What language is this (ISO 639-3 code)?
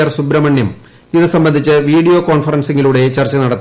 mal